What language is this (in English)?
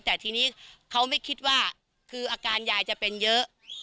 Thai